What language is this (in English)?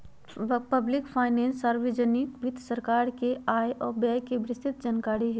Magahi